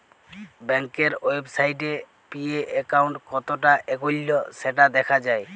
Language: Bangla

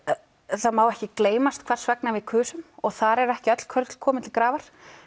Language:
Icelandic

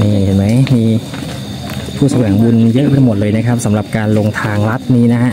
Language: Thai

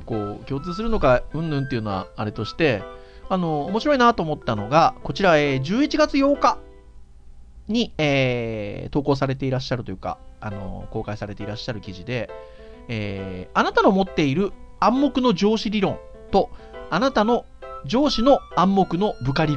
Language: Japanese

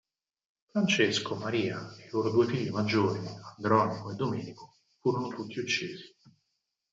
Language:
Italian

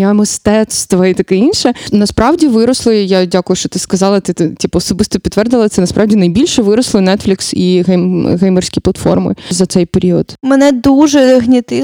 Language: Ukrainian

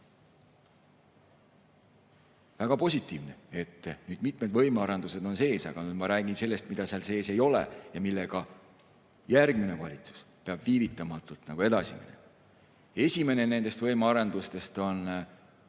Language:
Estonian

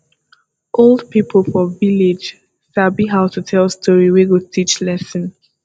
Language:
Nigerian Pidgin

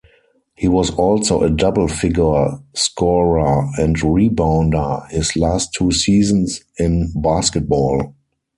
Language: English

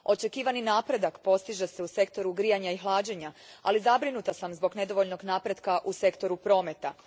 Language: Croatian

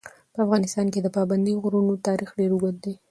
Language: Pashto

